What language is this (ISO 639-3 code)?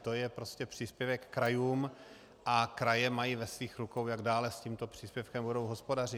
ces